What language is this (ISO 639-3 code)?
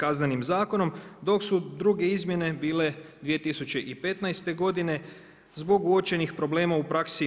hrv